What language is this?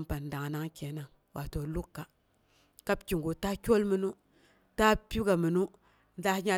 Boghom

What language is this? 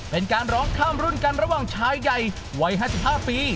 Thai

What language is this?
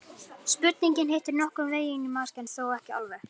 Icelandic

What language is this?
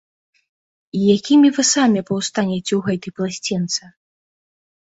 Belarusian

